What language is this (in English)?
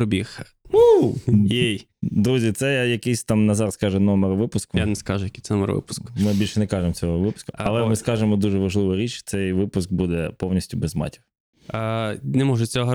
Ukrainian